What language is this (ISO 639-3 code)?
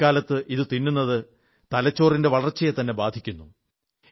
mal